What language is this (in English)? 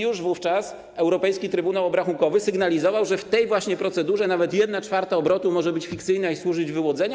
Polish